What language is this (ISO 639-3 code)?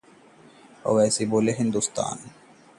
hin